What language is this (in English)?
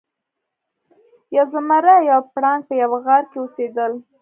Pashto